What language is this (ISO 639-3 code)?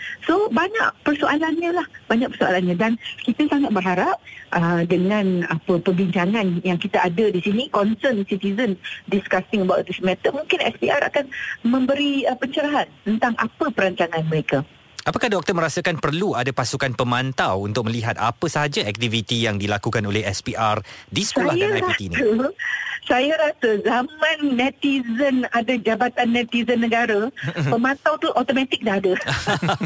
msa